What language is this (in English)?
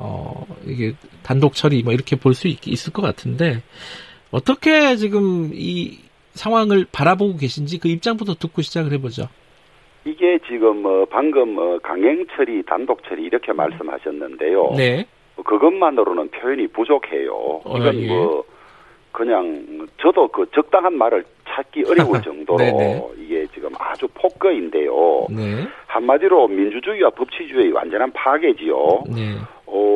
Korean